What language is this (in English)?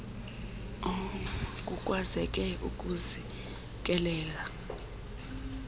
Xhosa